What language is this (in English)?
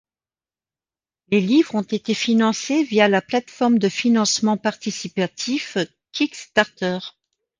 French